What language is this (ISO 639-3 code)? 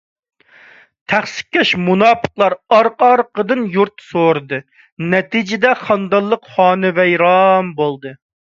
uig